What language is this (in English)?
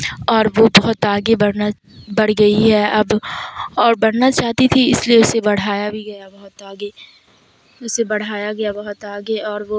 Urdu